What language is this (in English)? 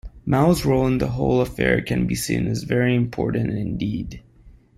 English